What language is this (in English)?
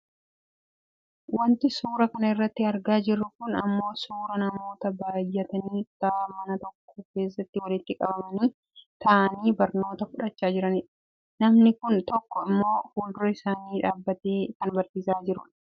Oromo